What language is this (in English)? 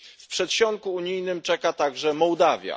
Polish